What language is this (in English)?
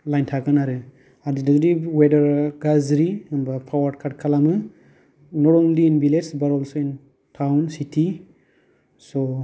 Bodo